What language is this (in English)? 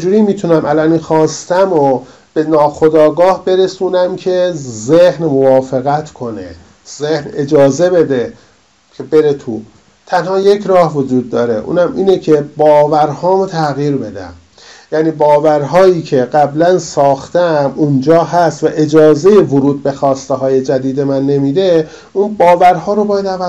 Persian